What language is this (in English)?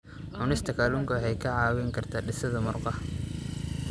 Somali